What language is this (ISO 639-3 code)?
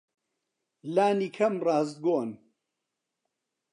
ckb